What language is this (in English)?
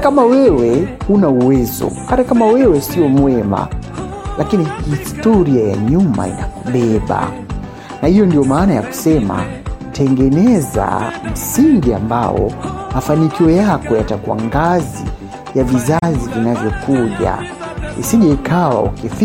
Swahili